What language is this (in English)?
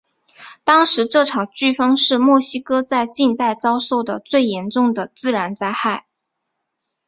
Chinese